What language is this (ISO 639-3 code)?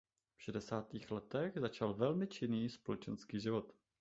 ces